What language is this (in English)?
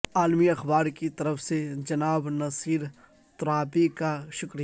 Urdu